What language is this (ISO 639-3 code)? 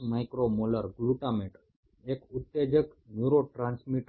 ben